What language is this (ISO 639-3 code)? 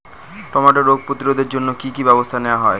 ben